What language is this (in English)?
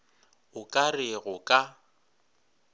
Northern Sotho